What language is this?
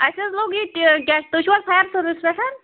Kashmiri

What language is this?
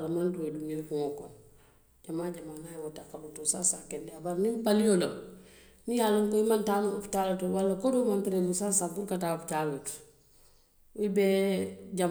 Western Maninkakan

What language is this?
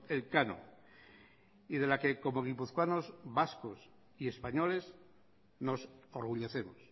Spanish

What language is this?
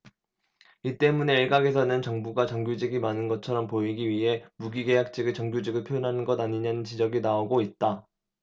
Korean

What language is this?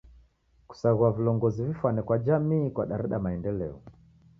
Taita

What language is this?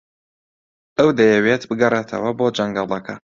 Central Kurdish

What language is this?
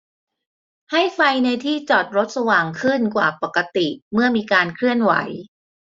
Thai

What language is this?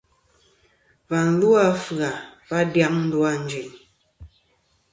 Kom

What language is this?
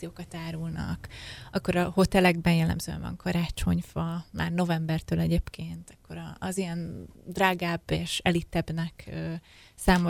Hungarian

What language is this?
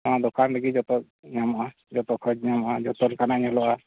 Santali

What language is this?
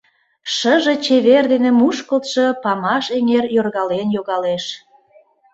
Mari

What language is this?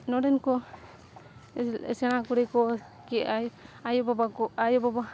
Santali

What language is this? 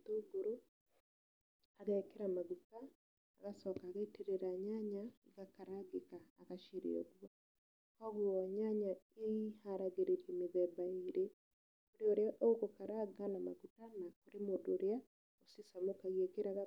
Kikuyu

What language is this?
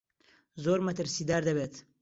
Central Kurdish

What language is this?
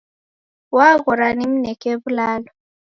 Taita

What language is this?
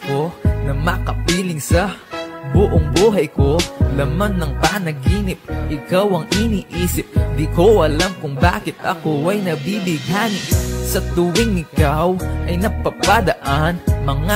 Filipino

